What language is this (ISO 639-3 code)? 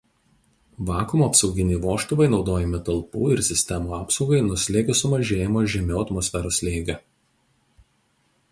lit